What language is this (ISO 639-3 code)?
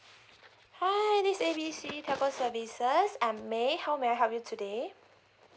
eng